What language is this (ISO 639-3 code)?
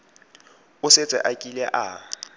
tsn